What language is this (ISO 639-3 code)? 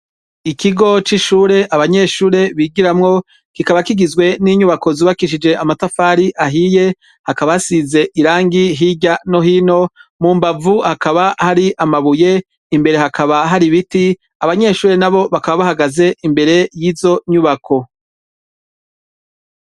run